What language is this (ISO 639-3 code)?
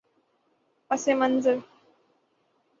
urd